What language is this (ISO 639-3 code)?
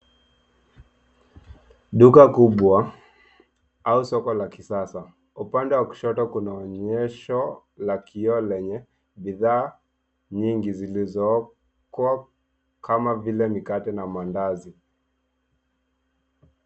swa